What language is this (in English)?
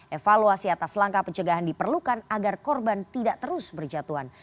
Indonesian